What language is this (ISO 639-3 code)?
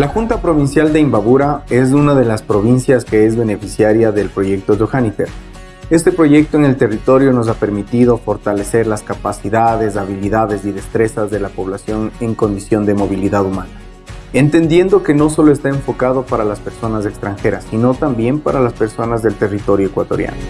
spa